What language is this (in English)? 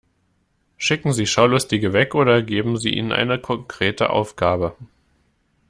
German